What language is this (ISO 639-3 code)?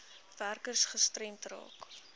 afr